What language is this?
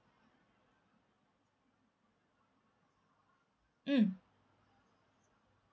English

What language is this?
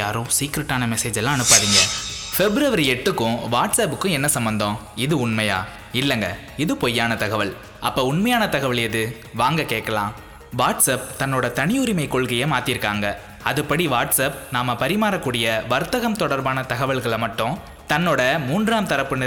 Tamil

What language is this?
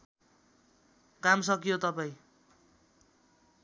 Nepali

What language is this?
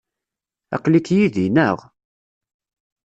Kabyle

